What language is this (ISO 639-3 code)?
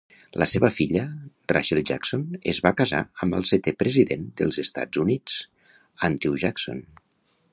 cat